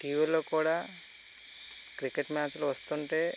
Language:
Telugu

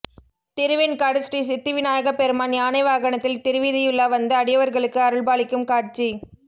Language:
Tamil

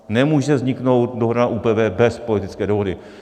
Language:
Czech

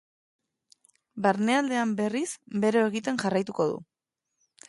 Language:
Basque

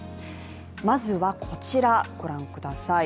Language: Japanese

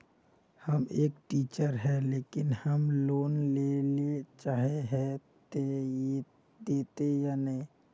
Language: Magahi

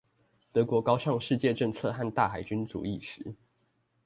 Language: Chinese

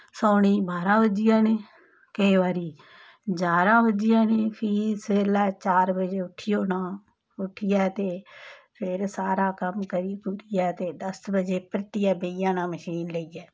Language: Dogri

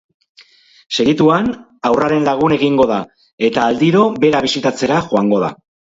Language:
Basque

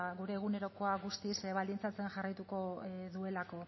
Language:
Basque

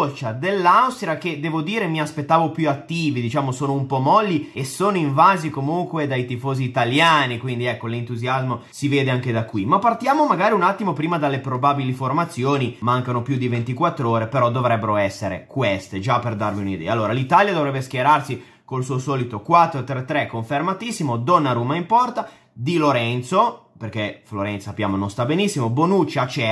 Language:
Italian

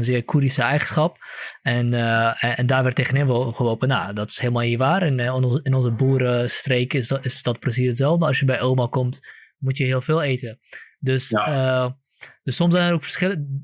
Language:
Dutch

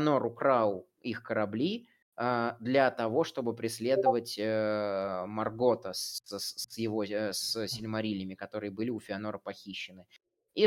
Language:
Russian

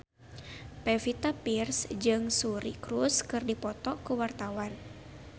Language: Sundanese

